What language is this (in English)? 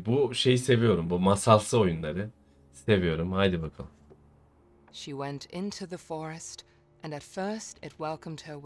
Turkish